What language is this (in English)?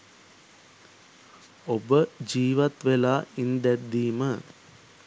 Sinhala